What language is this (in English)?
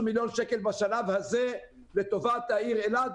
Hebrew